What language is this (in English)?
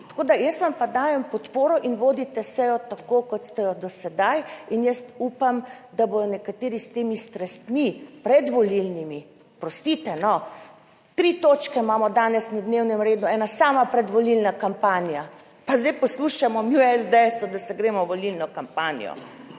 Slovenian